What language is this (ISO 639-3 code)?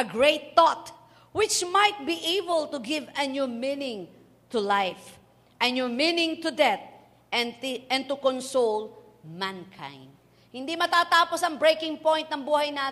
fil